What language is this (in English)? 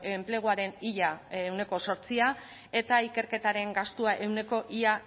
Basque